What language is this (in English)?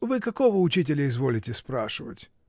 Russian